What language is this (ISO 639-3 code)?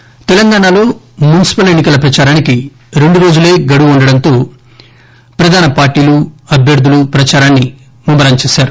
tel